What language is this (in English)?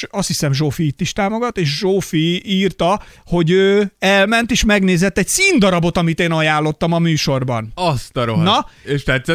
Hungarian